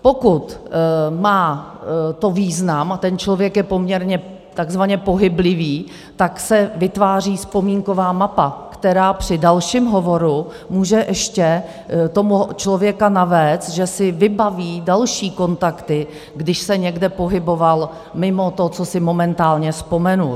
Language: Czech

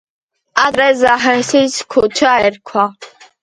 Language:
Georgian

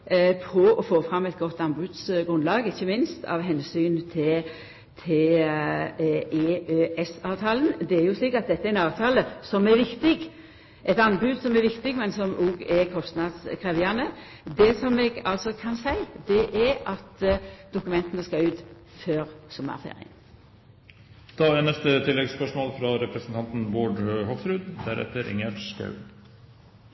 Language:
Norwegian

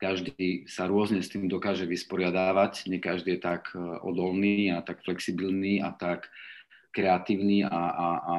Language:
Slovak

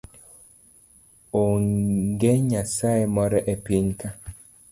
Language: Luo (Kenya and Tanzania)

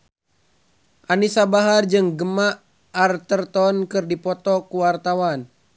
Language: Sundanese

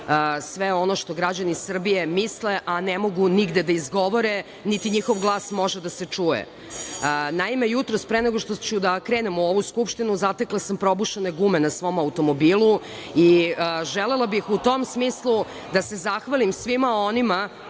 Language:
Serbian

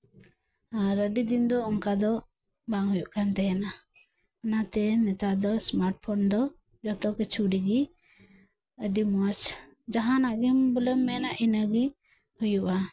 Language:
Santali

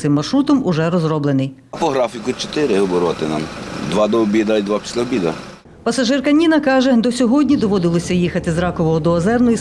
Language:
Ukrainian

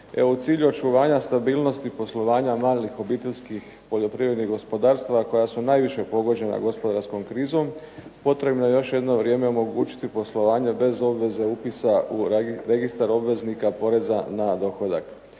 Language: Croatian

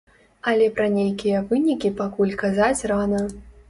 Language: Belarusian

